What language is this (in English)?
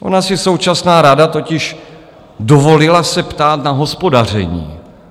Czech